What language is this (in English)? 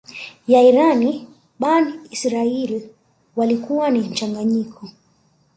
Swahili